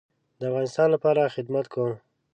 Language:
Pashto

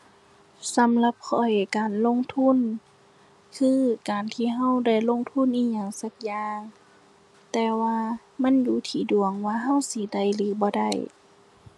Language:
Thai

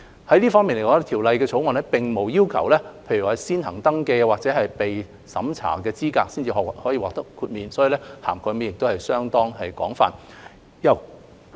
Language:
Cantonese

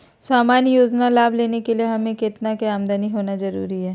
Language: Magahi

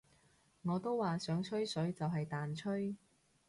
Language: Cantonese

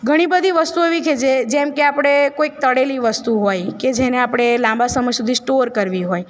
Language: Gujarati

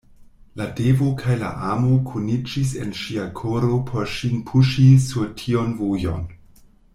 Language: Esperanto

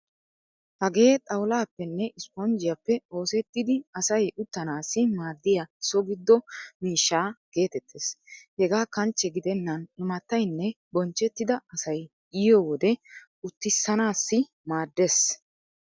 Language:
Wolaytta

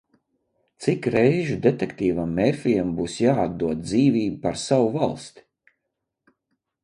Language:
Latvian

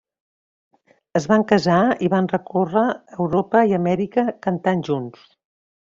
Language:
Catalan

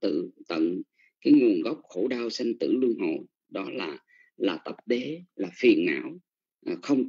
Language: Vietnamese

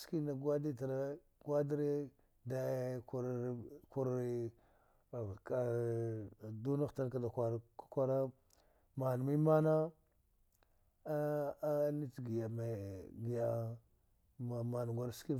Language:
Dghwede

